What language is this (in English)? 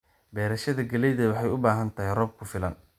Somali